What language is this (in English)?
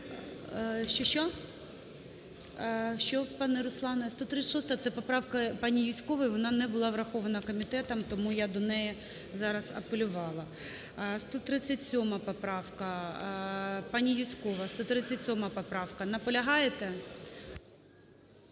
Ukrainian